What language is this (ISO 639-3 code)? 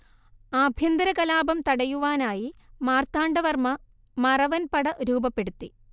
mal